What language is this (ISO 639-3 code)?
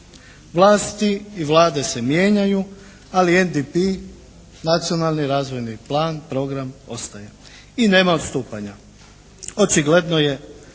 hrv